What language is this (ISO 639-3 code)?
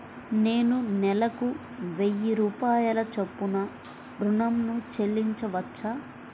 tel